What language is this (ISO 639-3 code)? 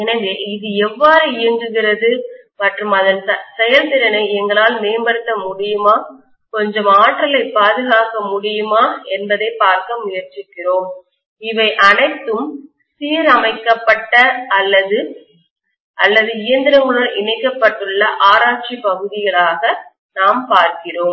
tam